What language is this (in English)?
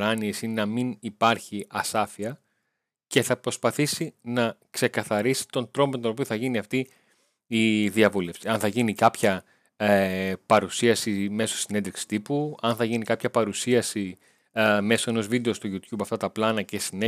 Greek